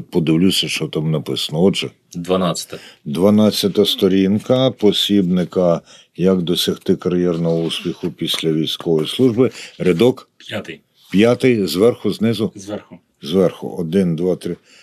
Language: Ukrainian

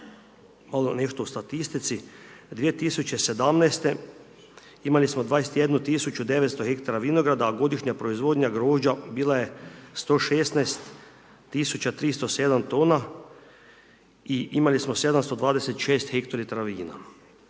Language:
Croatian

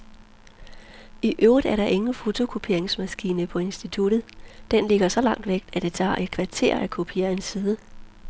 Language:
Danish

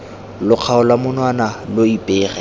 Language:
Tswana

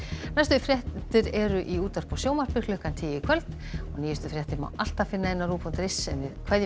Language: Icelandic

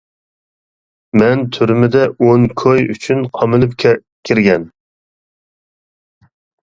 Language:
Uyghur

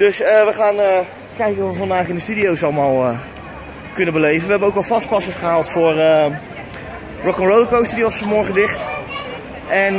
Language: Dutch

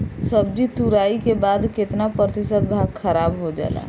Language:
Bhojpuri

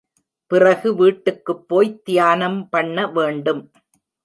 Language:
Tamil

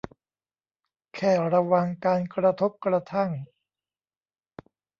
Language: Thai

